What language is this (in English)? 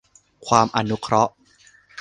Thai